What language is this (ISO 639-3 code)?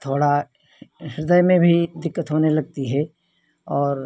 hin